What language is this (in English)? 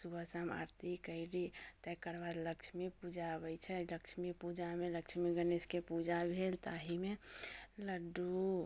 Maithili